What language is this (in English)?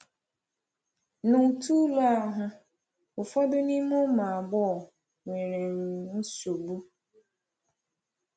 Igbo